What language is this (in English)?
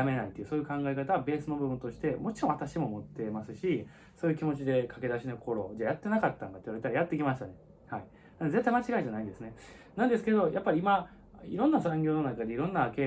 Japanese